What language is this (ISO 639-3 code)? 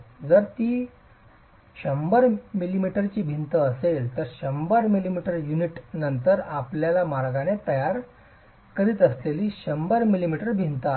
mar